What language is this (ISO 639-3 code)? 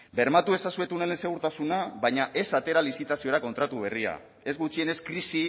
eus